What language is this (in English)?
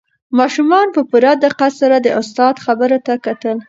Pashto